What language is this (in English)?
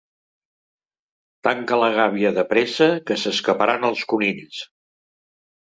Catalan